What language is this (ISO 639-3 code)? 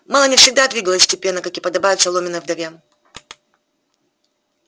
rus